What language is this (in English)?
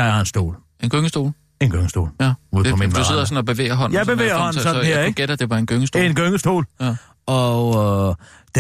Danish